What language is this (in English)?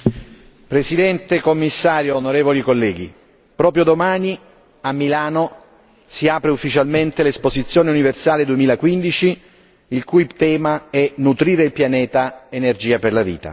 Italian